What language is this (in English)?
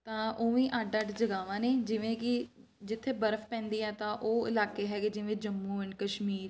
Punjabi